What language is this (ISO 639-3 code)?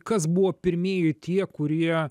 lit